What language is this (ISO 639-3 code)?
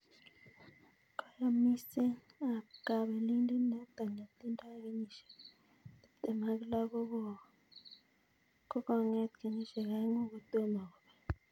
kln